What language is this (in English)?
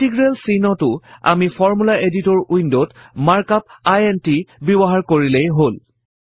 Assamese